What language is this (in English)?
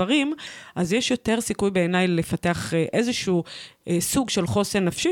Hebrew